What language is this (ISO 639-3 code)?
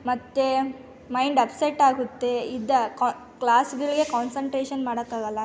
kan